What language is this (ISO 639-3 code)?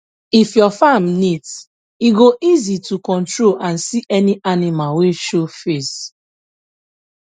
pcm